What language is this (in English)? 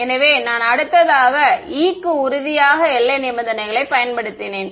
Tamil